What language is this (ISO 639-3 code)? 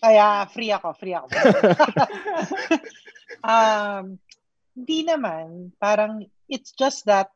fil